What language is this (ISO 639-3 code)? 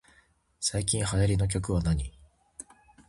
jpn